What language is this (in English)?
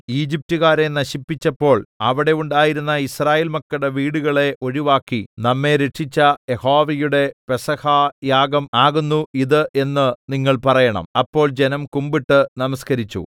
Malayalam